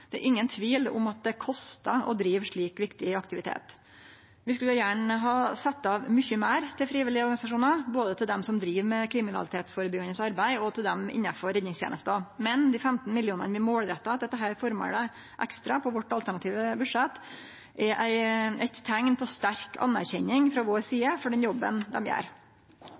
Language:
Norwegian Nynorsk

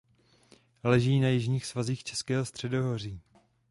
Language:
Czech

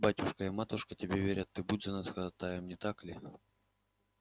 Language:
Russian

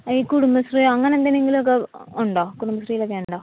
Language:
Malayalam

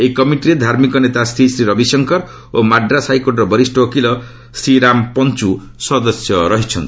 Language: Odia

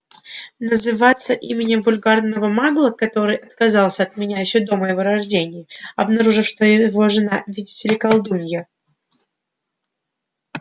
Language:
Russian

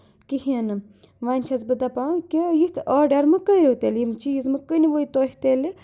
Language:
Kashmiri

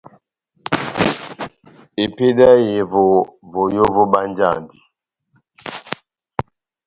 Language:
Batanga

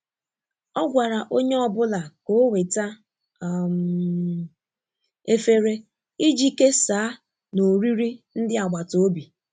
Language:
Igbo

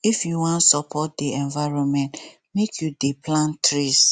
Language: Nigerian Pidgin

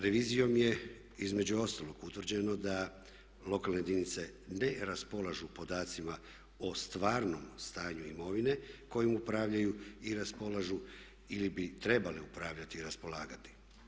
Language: Croatian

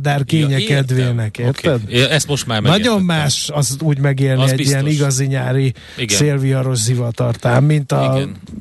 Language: Hungarian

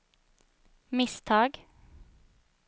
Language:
Swedish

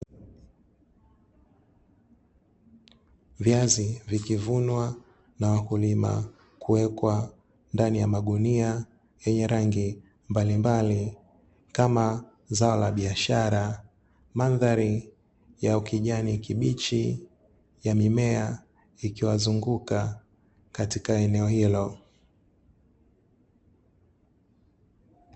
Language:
Swahili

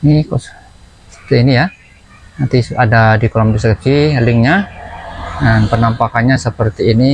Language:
Indonesian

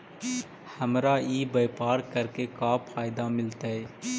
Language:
Magahi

